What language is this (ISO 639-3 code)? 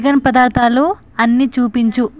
tel